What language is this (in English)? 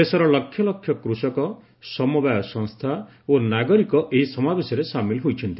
Odia